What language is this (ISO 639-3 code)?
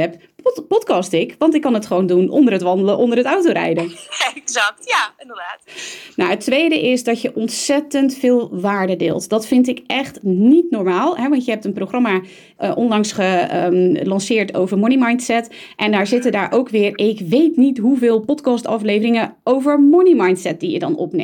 nld